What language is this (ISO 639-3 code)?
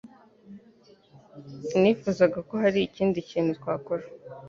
kin